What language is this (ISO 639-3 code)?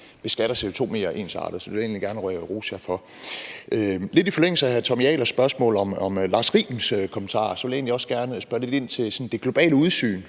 dan